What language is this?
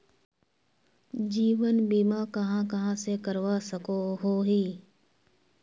Magahi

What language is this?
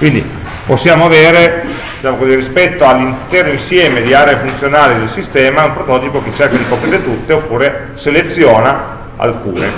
Italian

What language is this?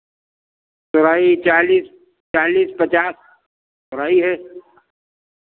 Hindi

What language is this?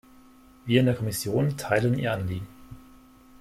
German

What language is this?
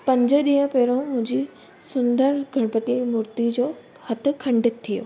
Sindhi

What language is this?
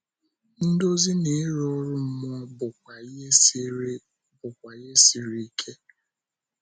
Igbo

